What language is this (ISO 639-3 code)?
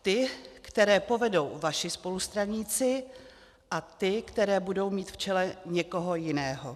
ces